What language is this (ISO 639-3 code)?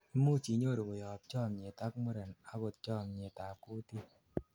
kln